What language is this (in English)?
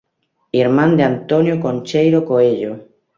Galician